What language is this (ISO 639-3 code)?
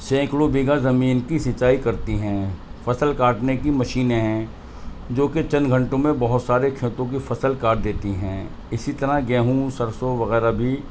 urd